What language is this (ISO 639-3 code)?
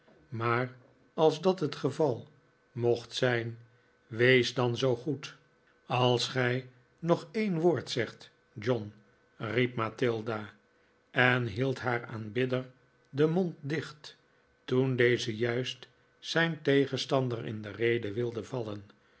nld